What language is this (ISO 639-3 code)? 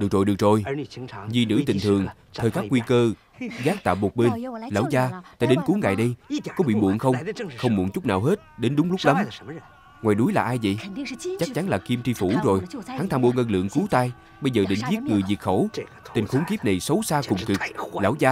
vie